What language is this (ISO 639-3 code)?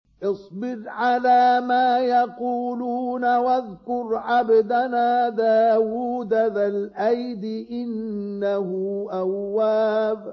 ara